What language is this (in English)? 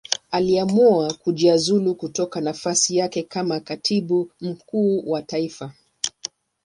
Swahili